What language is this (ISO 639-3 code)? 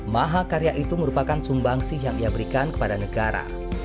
ind